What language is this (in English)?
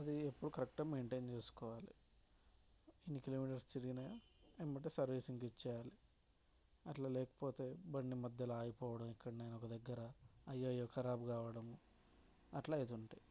Telugu